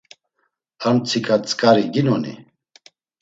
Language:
Laz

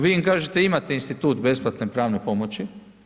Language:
Croatian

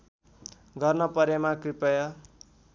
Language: Nepali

